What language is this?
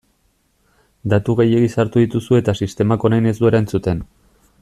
Basque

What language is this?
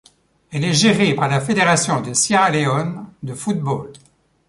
French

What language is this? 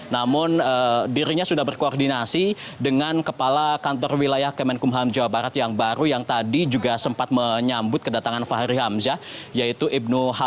Indonesian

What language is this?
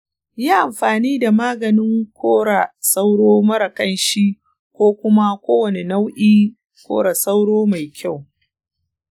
Hausa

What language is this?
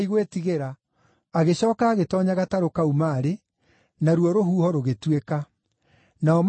Kikuyu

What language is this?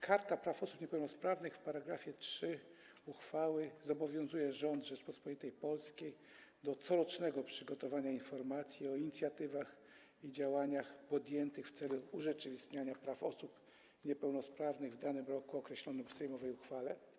Polish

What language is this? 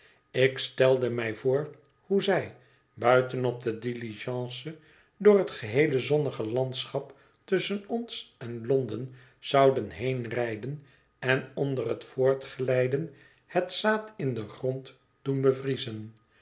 Dutch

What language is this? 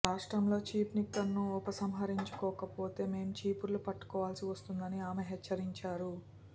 Telugu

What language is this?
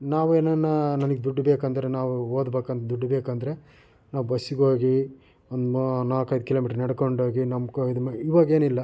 Kannada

